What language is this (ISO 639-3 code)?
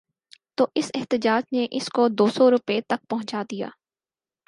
urd